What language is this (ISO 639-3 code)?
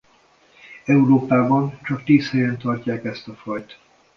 hun